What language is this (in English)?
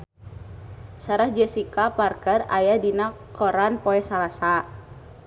Sundanese